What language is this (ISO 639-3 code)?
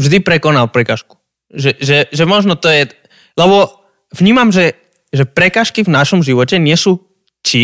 slk